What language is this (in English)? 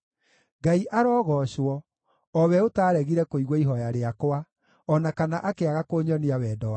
Kikuyu